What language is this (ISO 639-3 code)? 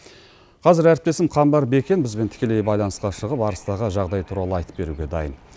kaz